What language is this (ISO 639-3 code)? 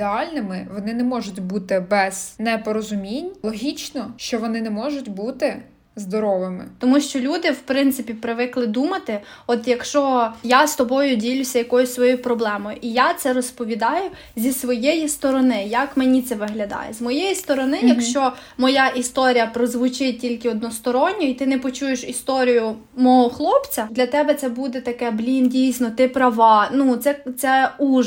ukr